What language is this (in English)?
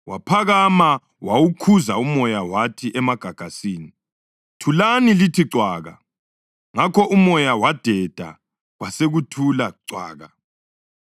North Ndebele